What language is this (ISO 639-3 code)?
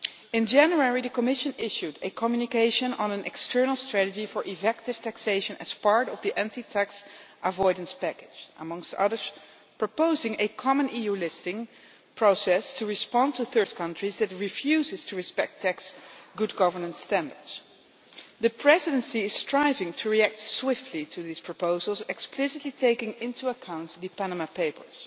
eng